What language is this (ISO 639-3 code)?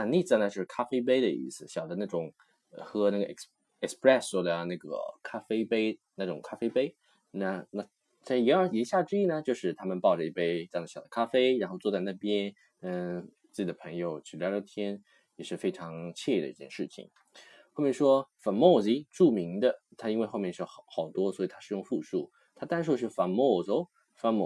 zho